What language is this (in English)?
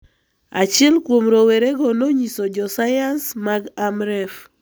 Luo (Kenya and Tanzania)